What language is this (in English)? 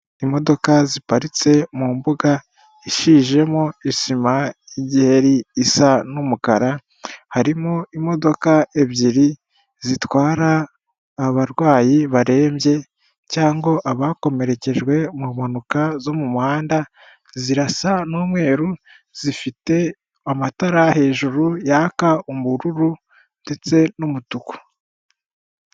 Kinyarwanda